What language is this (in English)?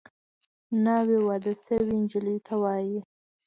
Pashto